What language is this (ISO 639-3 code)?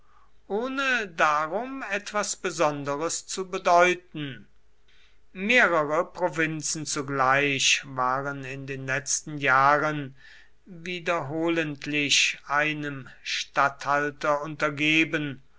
deu